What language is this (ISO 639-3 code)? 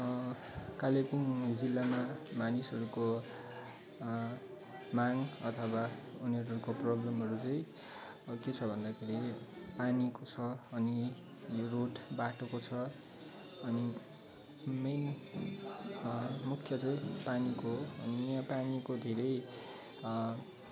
nep